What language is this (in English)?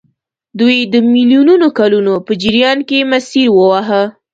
Pashto